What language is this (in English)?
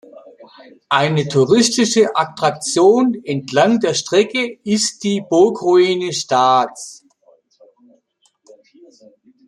German